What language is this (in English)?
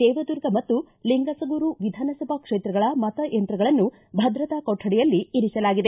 Kannada